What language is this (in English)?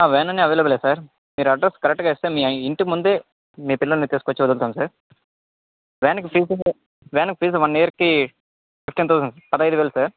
Telugu